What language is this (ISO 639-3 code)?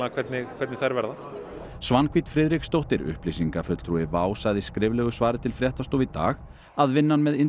isl